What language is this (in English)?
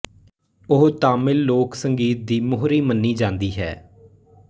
Punjabi